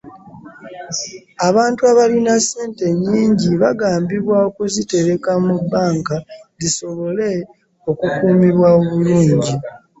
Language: Ganda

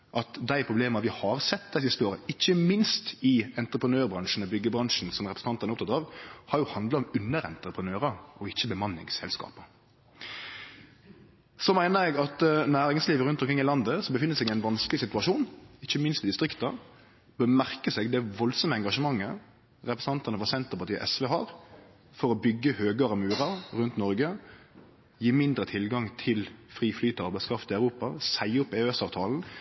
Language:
Norwegian Nynorsk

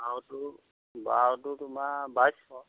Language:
Assamese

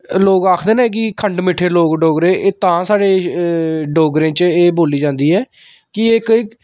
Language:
Dogri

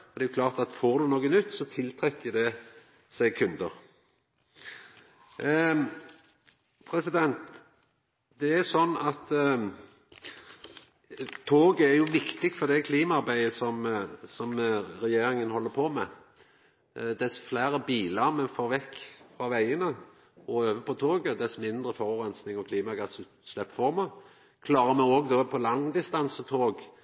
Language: Norwegian Nynorsk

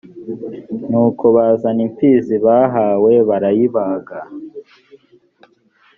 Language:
Kinyarwanda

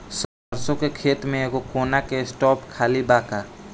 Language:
Bhojpuri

